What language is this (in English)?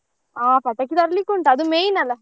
Kannada